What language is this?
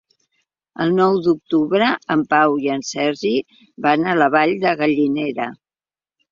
Catalan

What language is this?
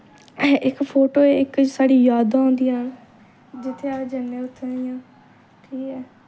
Dogri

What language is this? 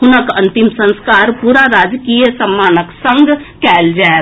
Maithili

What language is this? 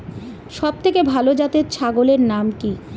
Bangla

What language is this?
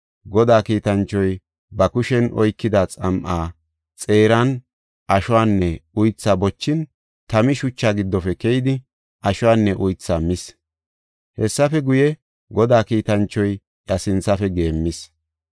Gofa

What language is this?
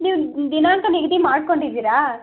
Kannada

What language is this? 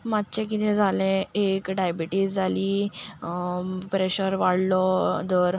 Konkani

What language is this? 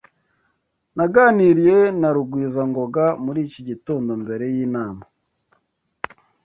Kinyarwanda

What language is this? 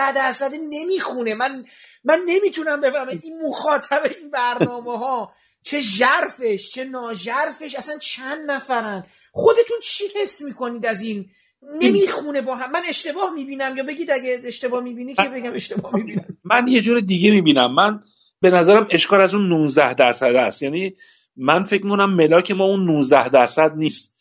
Persian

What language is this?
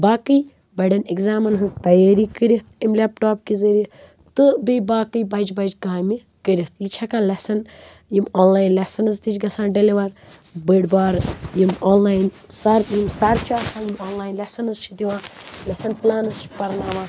Kashmiri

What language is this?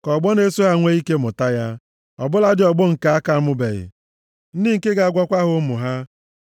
Igbo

